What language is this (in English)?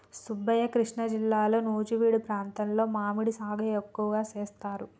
Telugu